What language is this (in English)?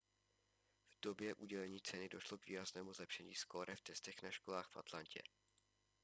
Czech